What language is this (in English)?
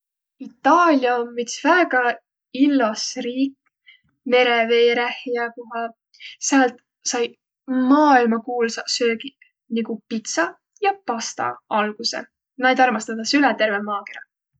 Võro